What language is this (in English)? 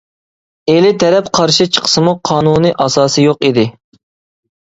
Uyghur